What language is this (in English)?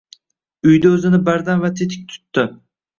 Uzbek